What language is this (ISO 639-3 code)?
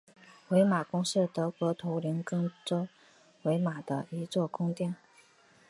zho